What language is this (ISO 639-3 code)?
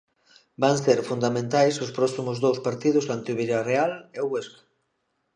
glg